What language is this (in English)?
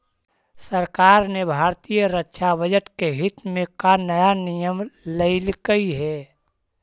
Magahi